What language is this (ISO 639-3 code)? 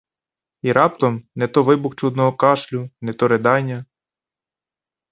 ukr